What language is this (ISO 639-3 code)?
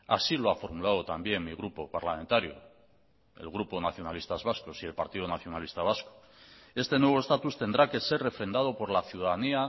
spa